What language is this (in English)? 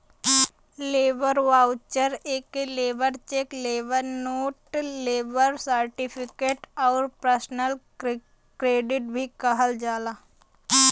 Bhojpuri